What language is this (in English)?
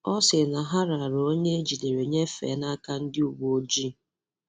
Igbo